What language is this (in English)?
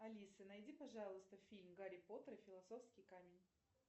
Russian